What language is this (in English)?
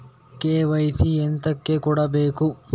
Kannada